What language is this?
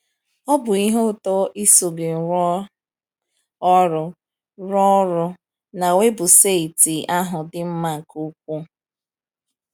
Igbo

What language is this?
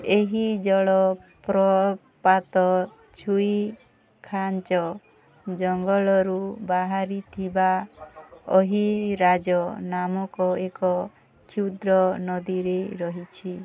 Odia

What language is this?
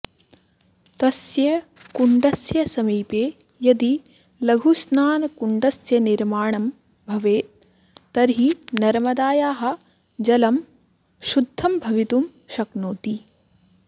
Sanskrit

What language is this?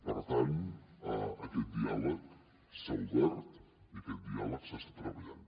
Catalan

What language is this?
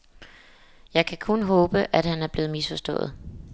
Danish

